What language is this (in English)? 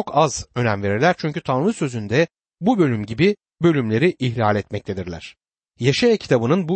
Turkish